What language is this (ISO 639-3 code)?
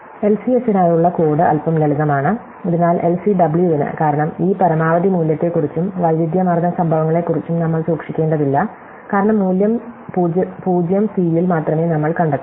mal